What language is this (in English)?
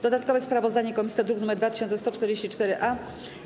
Polish